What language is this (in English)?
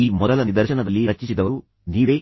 Kannada